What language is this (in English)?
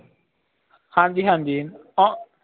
Punjabi